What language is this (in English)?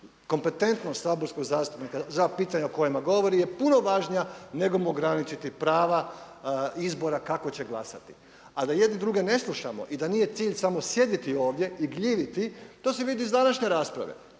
Croatian